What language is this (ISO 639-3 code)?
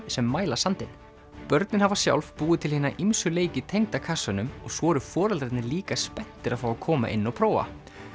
isl